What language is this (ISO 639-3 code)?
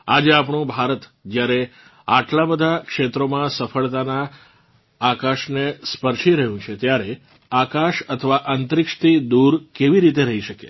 guj